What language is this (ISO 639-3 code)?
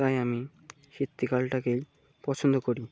ben